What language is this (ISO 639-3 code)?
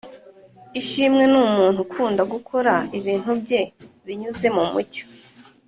kin